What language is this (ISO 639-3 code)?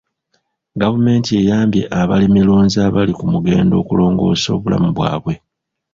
lug